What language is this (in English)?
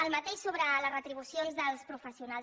Catalan